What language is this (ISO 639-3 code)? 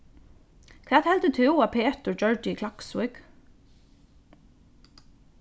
fao